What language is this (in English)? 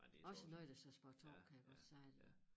Danish